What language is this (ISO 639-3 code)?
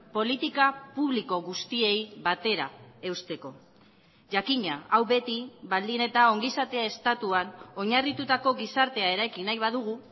eus